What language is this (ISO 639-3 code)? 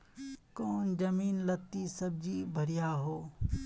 mag